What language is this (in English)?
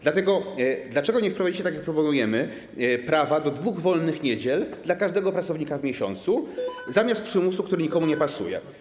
Polish